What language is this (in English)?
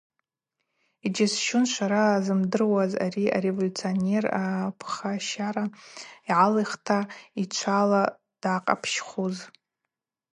Abaza